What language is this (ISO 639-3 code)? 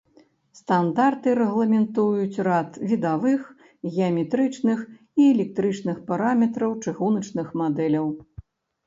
bel